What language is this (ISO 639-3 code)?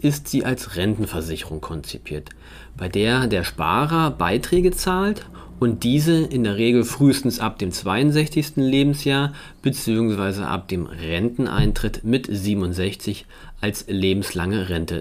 deu